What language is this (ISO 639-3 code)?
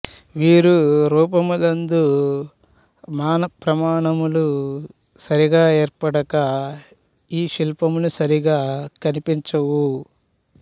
tel